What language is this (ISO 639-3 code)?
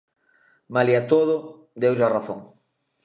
glg